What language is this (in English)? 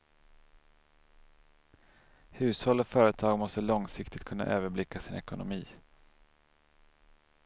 Swedish